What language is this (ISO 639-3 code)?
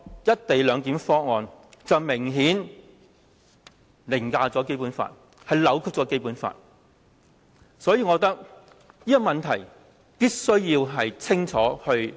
yue